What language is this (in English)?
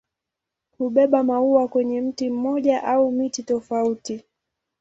Swahili